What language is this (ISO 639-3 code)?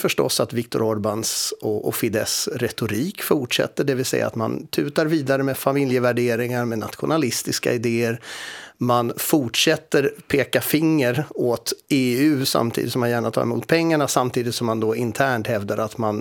swe